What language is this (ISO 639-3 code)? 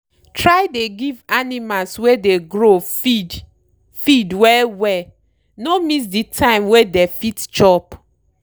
pcm